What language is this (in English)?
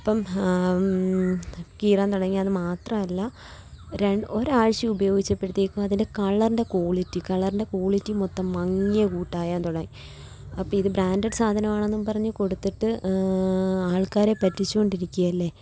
Malayalam